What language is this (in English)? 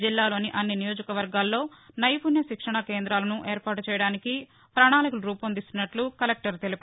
Telugu